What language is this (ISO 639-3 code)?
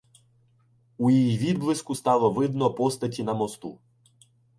ukr